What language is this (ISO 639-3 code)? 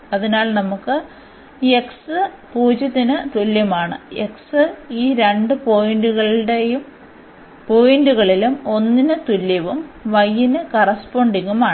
mal